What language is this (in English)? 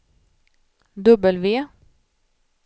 Swedish